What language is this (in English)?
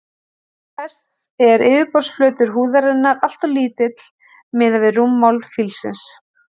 Icelandic